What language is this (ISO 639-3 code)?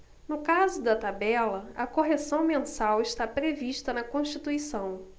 por